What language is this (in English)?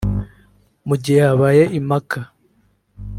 Kinyarwanda